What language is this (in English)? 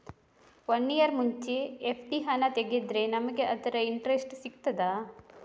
Kannada